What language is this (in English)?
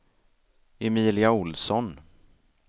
Swedish